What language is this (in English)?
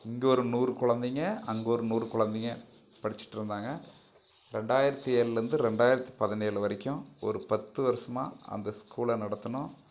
Tamil